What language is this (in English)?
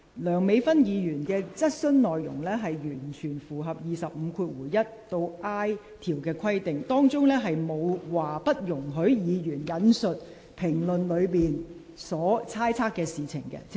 Cantonese